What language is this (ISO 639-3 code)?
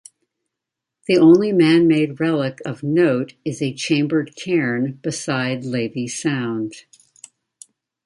eng